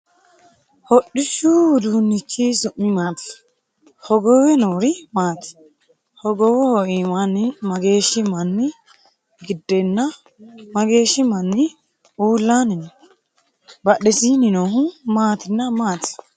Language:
Sidamo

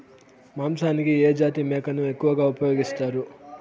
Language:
Telugu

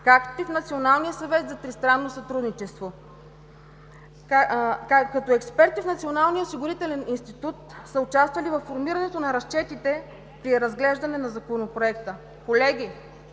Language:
Bulgarian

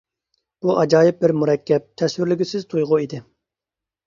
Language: Uyghur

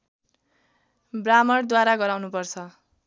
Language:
Nepali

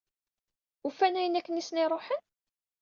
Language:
Kabyle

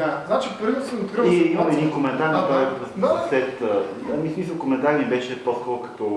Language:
Bulgarian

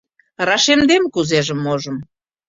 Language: Mari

